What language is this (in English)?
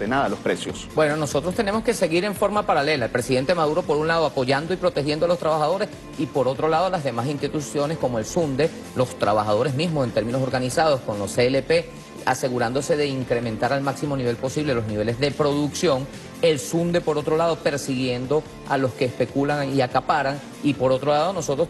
Spanish